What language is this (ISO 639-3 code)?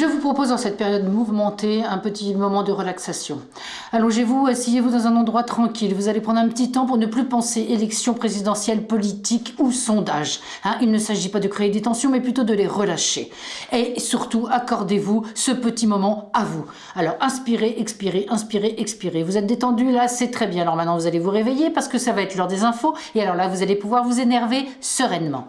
fra